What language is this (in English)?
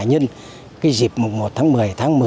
Vietnamese